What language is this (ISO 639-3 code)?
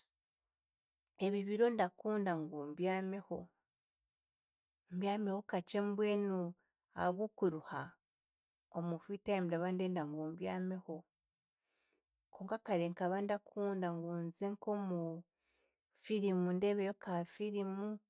cgg